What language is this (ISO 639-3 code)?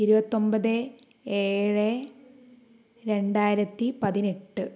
mal